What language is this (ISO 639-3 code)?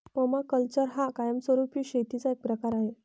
mar